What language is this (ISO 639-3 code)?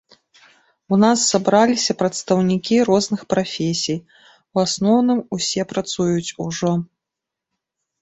bel